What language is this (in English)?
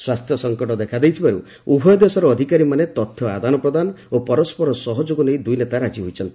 Odia